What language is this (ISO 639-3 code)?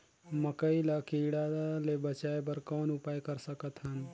hne